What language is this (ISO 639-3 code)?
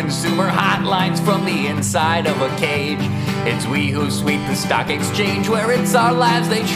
ron